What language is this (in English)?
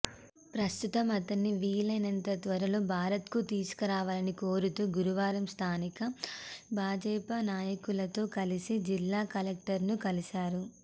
Telugu